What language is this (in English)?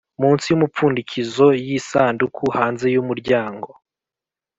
Kinyarwanda